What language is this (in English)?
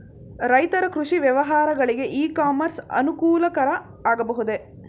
Kannada